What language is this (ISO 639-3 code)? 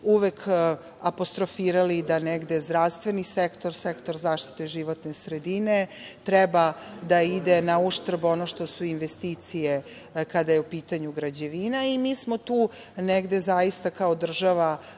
srp